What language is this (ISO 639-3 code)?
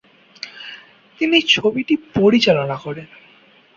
ben